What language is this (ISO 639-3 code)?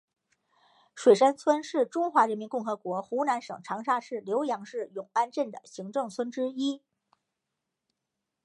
zho